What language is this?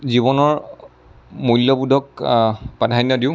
Assamese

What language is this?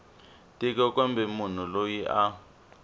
Tsonga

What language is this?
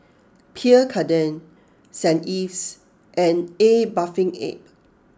English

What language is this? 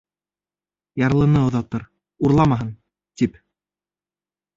Bashkir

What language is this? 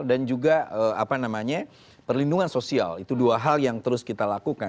Indonesian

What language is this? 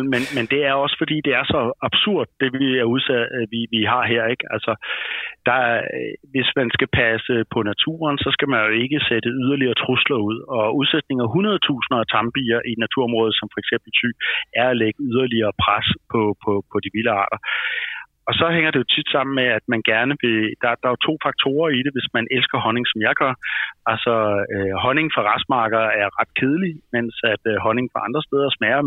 Danish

